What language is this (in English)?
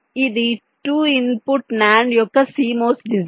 Telugu